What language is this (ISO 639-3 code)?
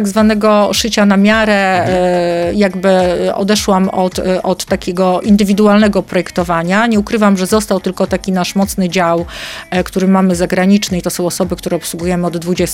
pol